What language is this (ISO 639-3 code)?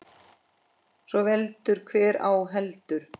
isl